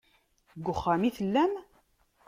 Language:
Kabyle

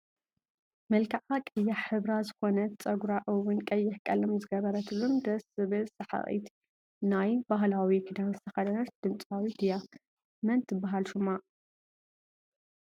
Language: Tigrinya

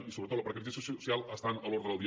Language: Catalan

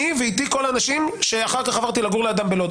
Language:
Hebrew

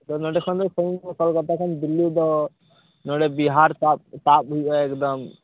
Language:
Santali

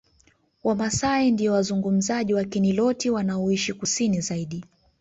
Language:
Swahili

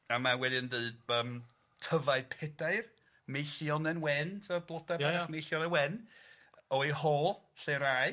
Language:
Welsh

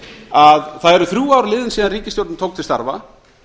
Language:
Icelandic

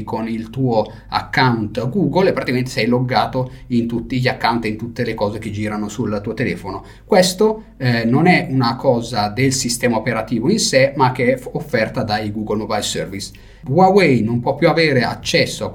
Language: Italian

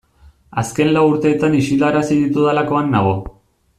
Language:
Basque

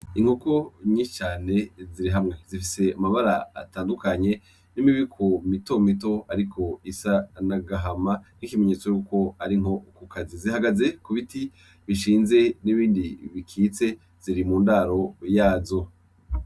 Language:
Rundi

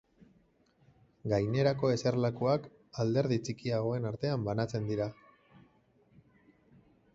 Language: Basque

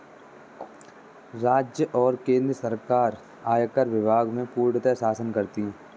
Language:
Hindi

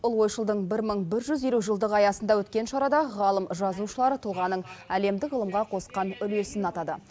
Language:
Kazakh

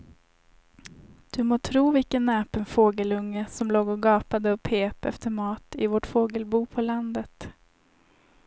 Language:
Swedish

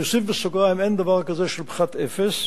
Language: Hebrew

